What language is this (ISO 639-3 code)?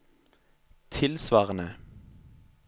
nor